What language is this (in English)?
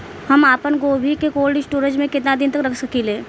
Bhojpuri